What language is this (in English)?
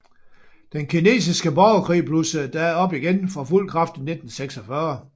Danish